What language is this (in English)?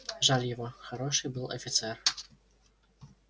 Russian